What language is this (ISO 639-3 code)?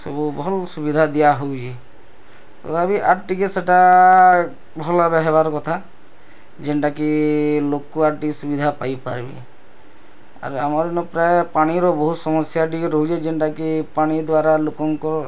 ori